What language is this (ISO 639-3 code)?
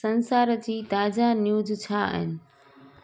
snd